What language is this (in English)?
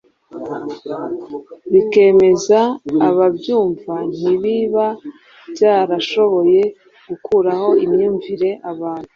Kinyarwanda